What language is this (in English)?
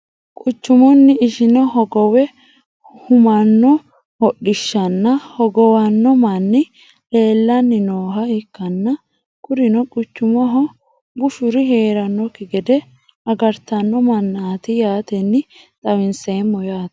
Sidamo